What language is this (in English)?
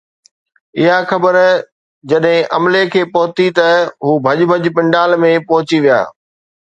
Sindhi